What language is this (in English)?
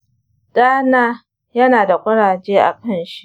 Hausa